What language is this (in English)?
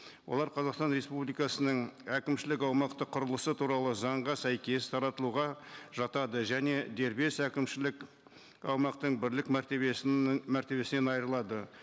Kazakh